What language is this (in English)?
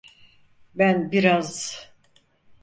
Turkish